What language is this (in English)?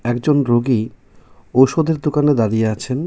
Bangla